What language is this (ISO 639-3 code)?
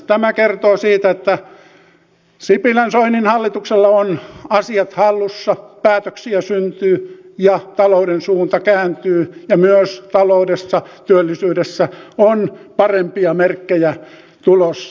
fin